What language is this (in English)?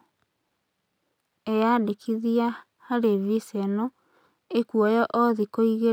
Kikuyu